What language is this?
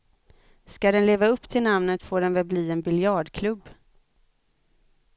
Swedish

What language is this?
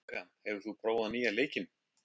Icelandic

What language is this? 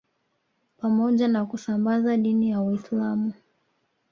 Swahili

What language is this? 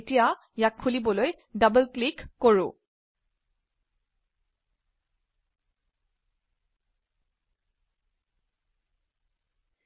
Assamese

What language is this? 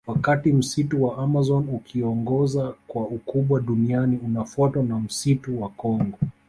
Swahili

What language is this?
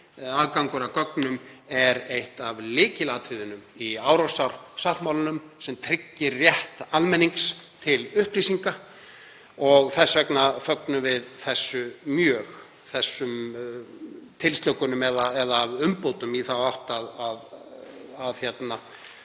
Icelandic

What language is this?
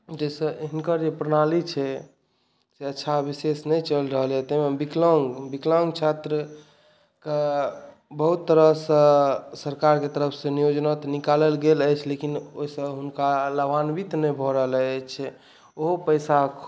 Maithili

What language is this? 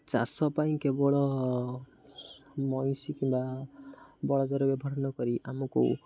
Odia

